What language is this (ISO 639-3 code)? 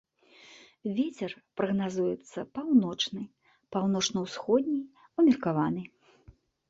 bel